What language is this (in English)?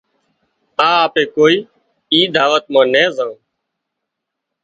Wadiyara Koli